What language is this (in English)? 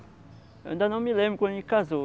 Portuguese